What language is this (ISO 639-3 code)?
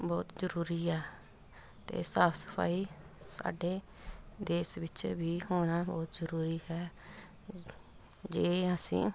pan